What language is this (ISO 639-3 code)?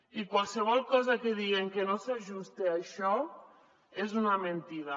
cat